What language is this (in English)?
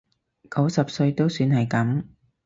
Cantonese